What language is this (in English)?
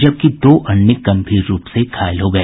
Hindi